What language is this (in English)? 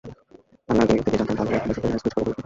Bangla